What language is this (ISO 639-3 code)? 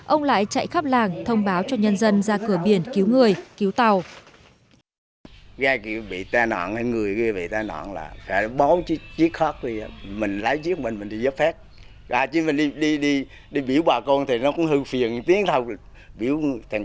vie